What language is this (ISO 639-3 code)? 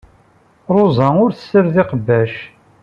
kab